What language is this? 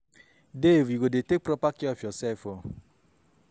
Nigerian Pidgin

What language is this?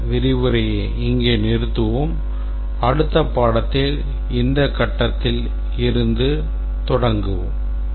Tamil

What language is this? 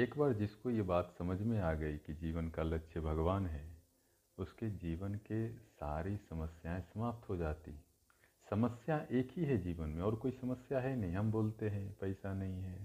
Hindi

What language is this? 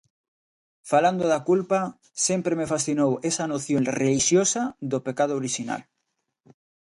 Galician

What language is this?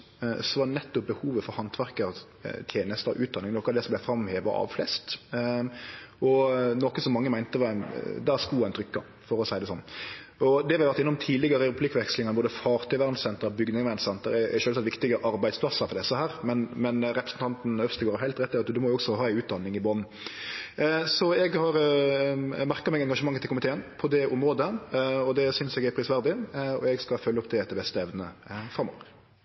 Norwegian Nynorsk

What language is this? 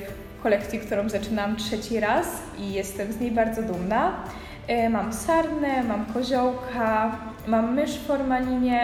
Polish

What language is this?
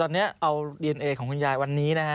Thai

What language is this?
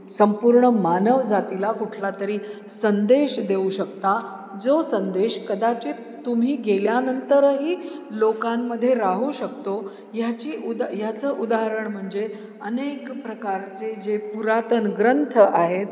Marathi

